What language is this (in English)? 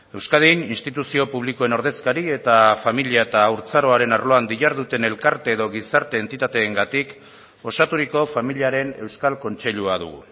Basque